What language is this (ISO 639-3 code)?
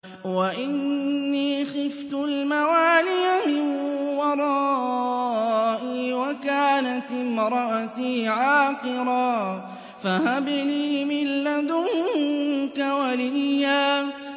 ara